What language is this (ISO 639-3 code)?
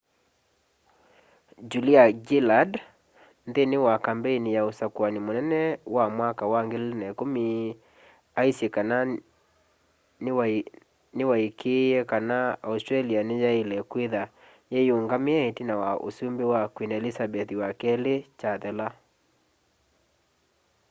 kam